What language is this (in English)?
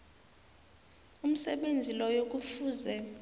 South Ndebele